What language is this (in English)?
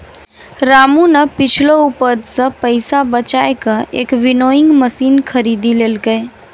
Maithili